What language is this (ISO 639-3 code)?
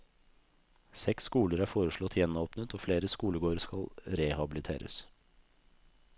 nor